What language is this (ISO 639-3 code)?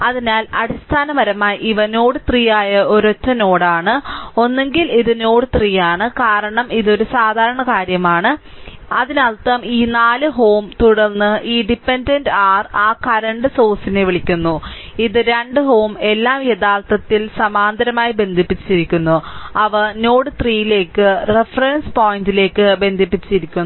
mal